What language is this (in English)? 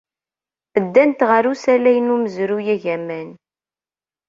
Kabyle